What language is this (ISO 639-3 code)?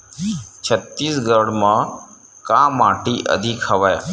hne